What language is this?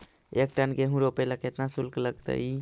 Magahi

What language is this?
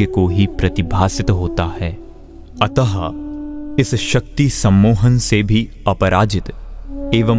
Hindi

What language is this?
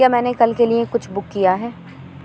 Urdu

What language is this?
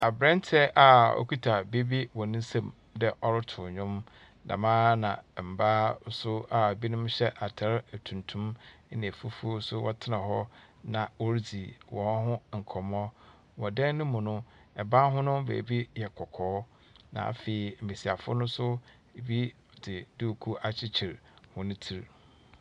Akan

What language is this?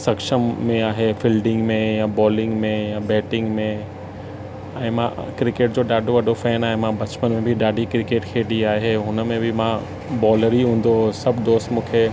Sindhi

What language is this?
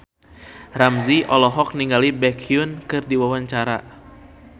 Sundanese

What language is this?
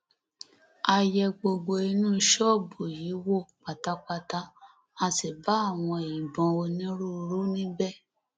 Yoruba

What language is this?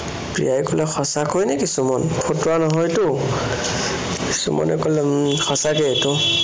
Assamese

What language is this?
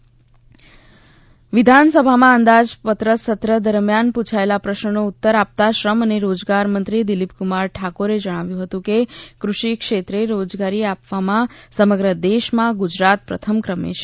Gujarati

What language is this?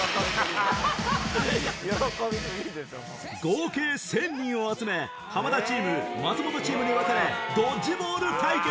Japanese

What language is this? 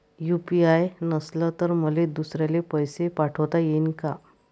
Marathi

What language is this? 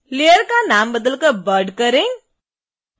Hindi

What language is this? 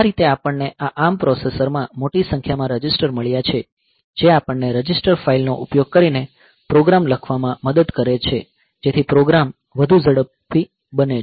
Gujarati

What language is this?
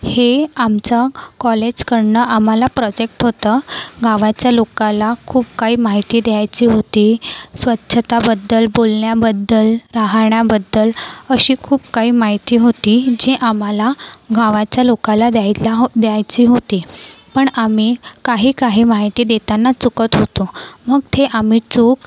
Marathi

